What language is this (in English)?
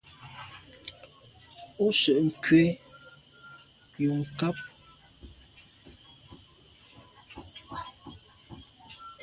Medumba